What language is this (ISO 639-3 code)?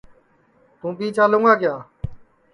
ssi